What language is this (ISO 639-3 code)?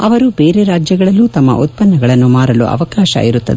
kan